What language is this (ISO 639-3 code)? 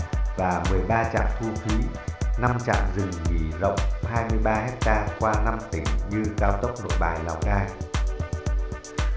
vie